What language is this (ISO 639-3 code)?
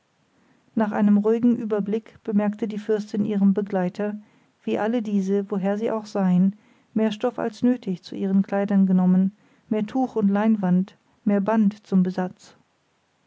deu